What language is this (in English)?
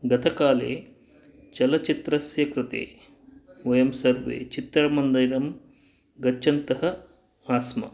Sanskrit